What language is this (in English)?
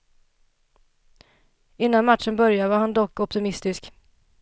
Swedish